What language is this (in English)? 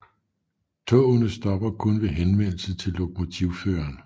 Danish